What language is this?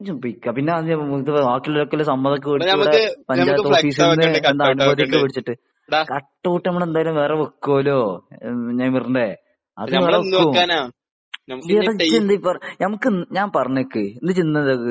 Malayalam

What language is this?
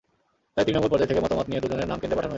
Bangla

